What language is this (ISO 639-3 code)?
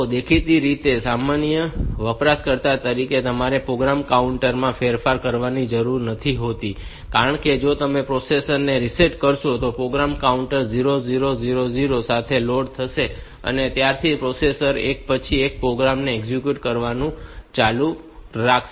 guj